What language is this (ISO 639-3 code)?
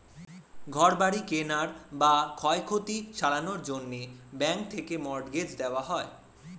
ben